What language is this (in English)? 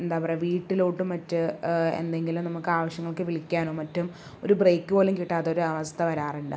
Malayalam